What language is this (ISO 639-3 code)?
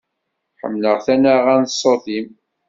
kab